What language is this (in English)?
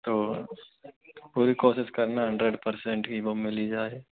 Hindi